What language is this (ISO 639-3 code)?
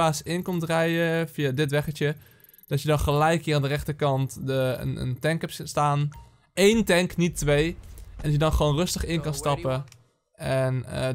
nld